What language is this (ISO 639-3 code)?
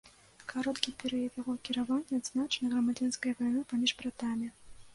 bel